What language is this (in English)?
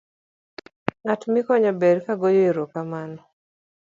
Luo (Kenya and Tanzania)